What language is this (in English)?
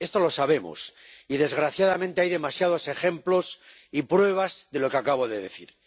Spanish